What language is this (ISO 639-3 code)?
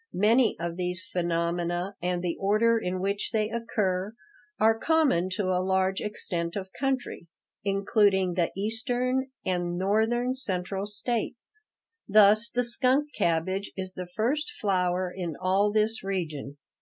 eng